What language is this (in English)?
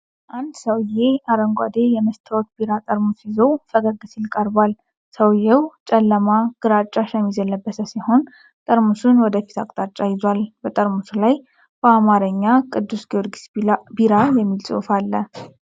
Amharic